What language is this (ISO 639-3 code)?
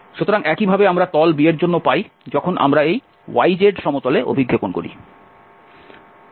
ben